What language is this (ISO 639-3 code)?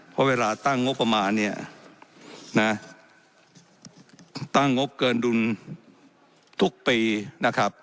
tha